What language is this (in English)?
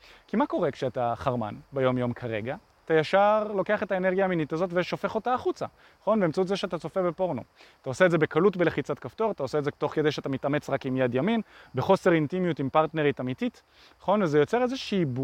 Hebrew